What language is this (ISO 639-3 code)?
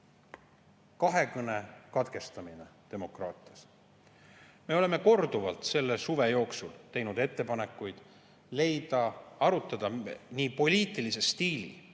est